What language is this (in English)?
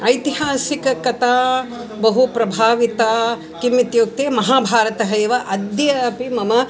Sanskrit